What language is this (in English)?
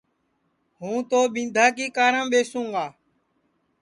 Sansi